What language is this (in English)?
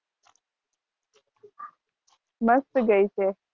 Gujarati